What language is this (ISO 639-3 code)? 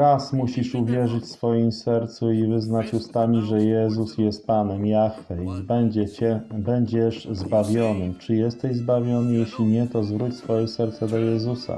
pol